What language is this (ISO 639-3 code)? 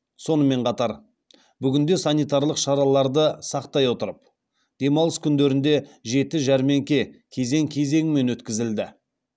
kaz